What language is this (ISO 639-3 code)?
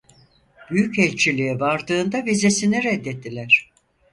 tur